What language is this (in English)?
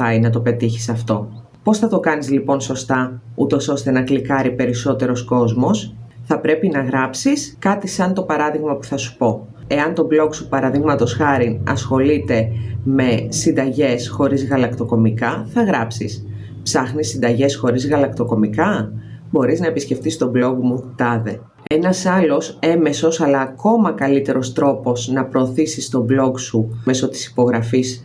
Greek